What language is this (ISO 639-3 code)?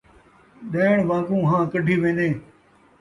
skr